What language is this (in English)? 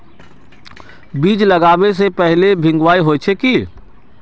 Magahi